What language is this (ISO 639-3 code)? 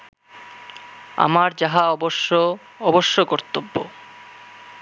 ben